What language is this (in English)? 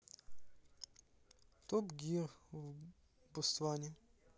Russian